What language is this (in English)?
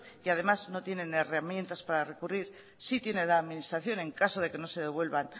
Spanish